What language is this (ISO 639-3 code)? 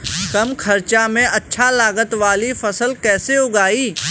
bho